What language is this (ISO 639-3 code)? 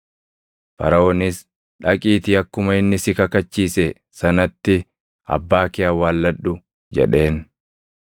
orm